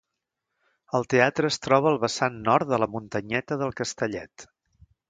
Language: Catalan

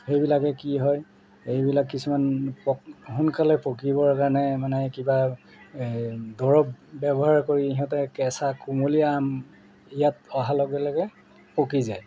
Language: Assamese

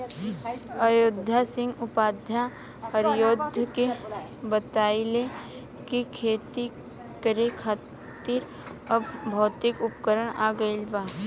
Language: Bhojpuri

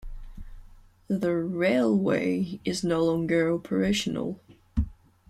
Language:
English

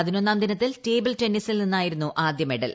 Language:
Malayalam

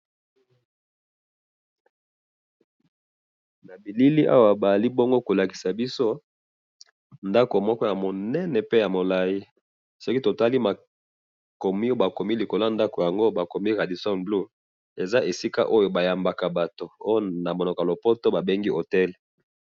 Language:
Lingala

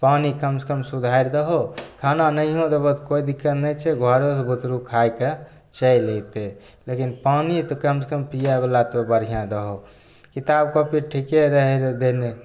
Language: Maithili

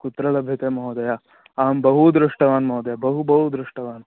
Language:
Sanskrit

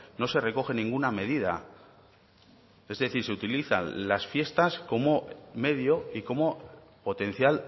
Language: Spanish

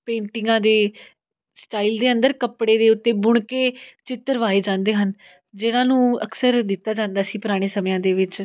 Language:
Punjabi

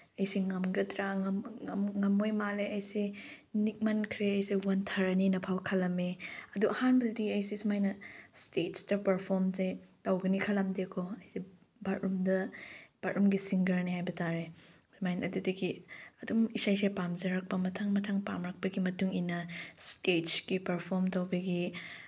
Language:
Manipuri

